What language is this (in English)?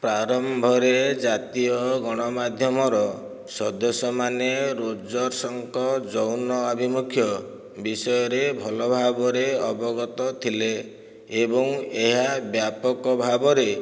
Odia